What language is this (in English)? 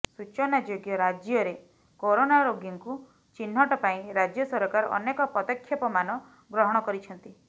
Odia